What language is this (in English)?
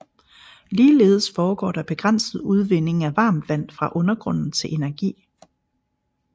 Danish